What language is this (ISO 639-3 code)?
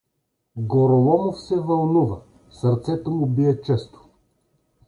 bul